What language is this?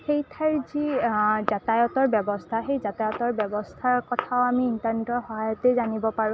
Assamese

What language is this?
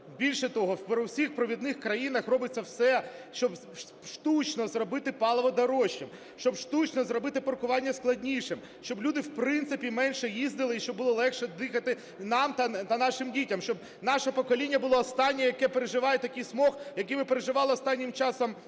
Ukrainian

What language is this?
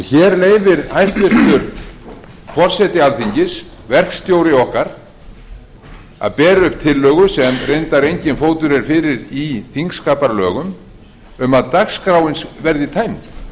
Icelandic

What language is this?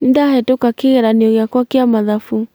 Kikuyu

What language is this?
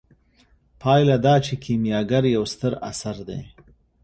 Pashto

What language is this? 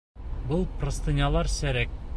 Bashkir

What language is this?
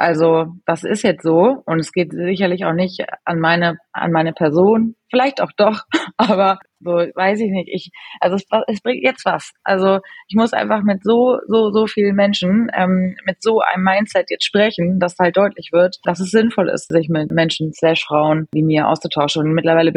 German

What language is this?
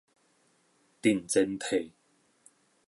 Min Nan Chinese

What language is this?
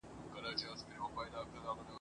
Pashto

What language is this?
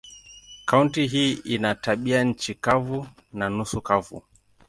Swahili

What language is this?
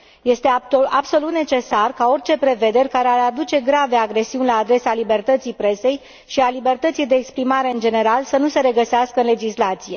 Romanian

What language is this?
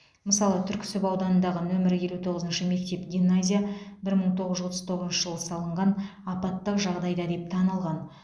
Kazakh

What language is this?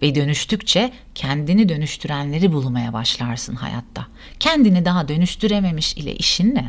Turkish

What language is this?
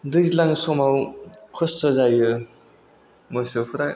Bodo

